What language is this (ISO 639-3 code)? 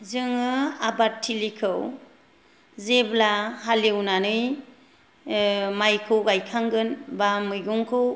brx